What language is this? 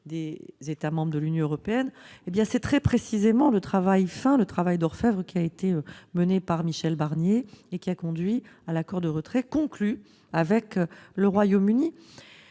French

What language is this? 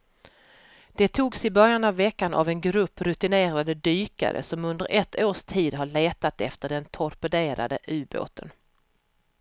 Swedish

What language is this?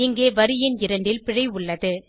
Tamil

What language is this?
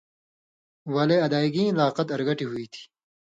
Indus Kohistani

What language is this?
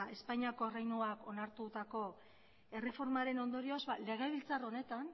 Basque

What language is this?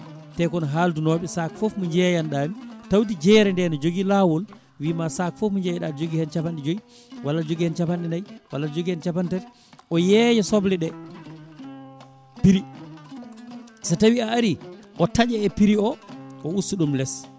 Fula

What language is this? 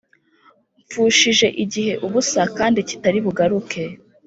Kinyarwanda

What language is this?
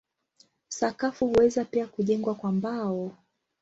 Swahili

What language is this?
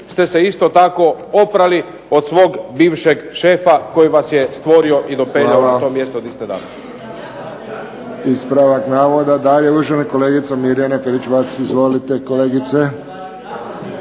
Croatian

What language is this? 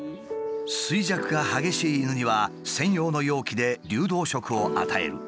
Japanese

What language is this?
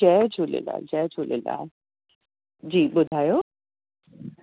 Sindhi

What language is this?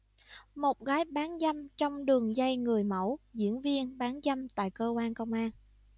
Vietnamese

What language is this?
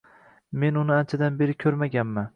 Uzbek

